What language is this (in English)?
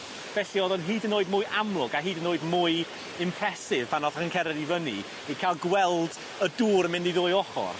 Welsh